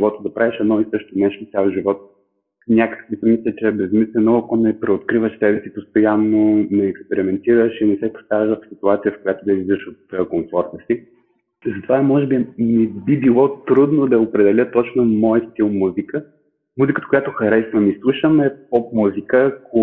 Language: Bulgarian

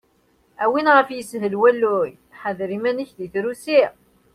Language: Kabyle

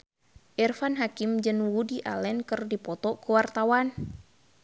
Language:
Sundanese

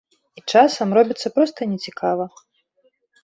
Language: Belarusian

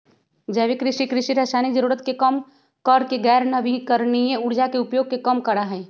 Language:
Magahi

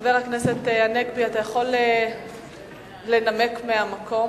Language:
Hebrew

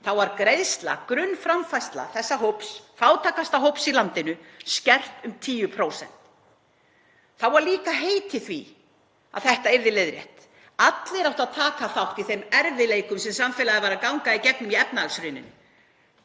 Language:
Icelandic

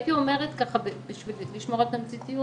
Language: Hebrew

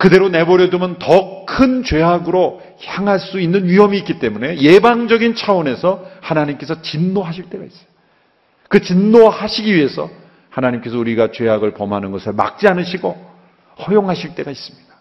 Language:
Korean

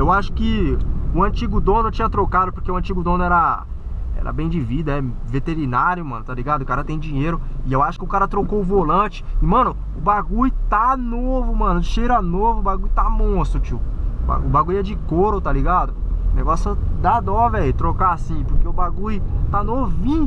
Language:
Portuguese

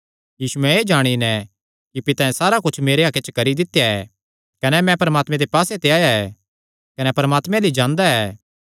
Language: Kangri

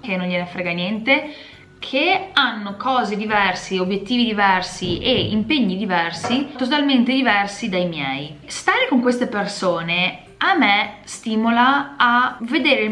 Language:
Italian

